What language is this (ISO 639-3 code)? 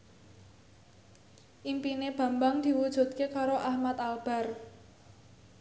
jav